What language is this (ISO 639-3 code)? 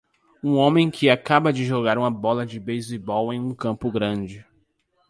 por